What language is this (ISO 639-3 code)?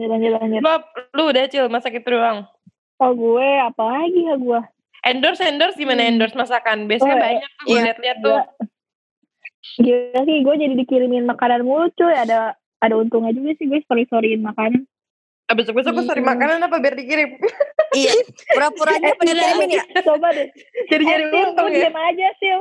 ind